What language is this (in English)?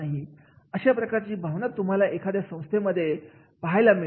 Marathi